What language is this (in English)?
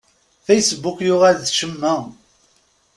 Kabyle